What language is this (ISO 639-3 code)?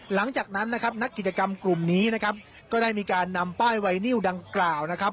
tha